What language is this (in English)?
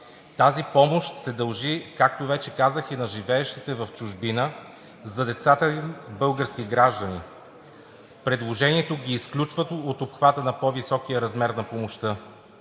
Bulgarian